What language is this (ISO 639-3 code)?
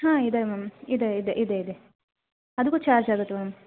kan